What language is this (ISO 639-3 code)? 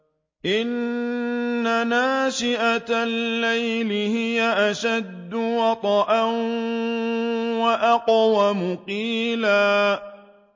ara